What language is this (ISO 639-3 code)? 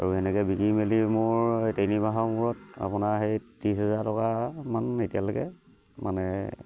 asm